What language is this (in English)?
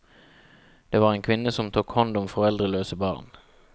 Norwegian